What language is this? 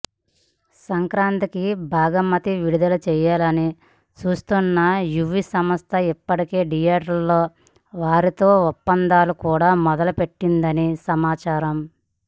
Telugu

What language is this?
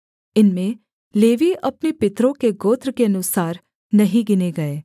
Hindi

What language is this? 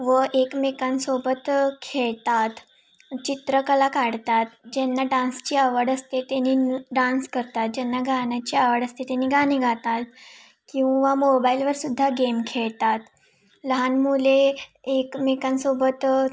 Marathi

